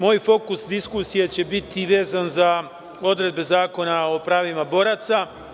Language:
Serbian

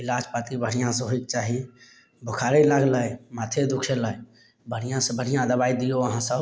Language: Maithili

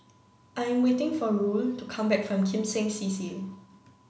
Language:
English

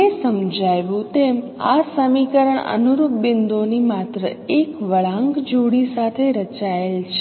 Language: Gujarati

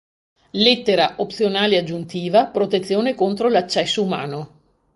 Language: Italian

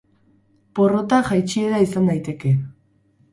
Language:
Basque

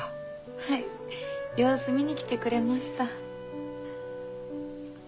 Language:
Japanese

